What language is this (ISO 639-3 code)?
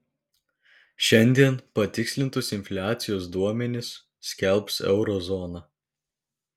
lit